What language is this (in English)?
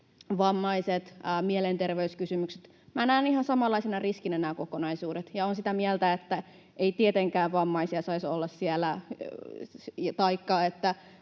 Finnish